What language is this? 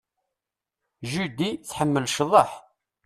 Kabyle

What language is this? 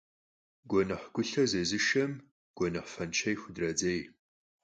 Kabardian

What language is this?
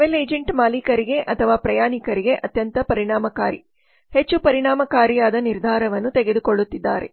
Kannada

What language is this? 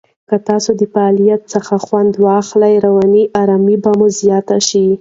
Pashto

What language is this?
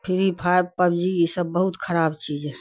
Urdu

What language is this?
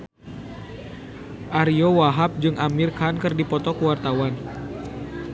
Sundanese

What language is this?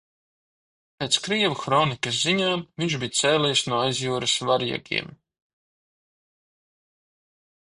Latvian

